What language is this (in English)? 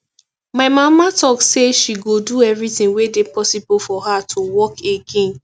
Nigerian Pidgin